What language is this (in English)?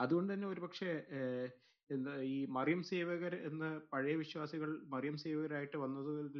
Malayalam